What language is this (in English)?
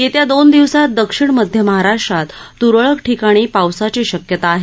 Marathi